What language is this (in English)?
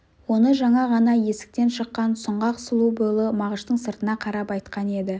Kazakh